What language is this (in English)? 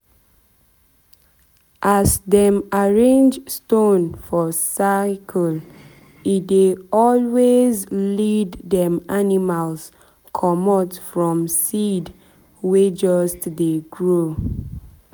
Nigerian Pidgin